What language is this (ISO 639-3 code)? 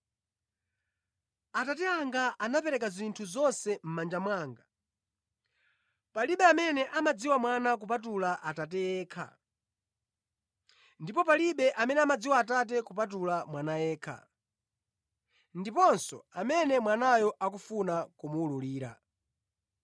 nya